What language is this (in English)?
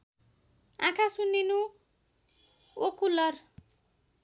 Nepali